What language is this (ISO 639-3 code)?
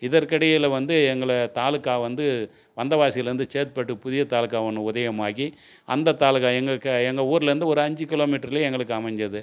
tam